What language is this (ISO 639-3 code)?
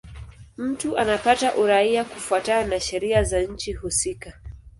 swa